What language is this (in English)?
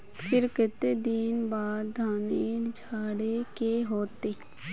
Magahi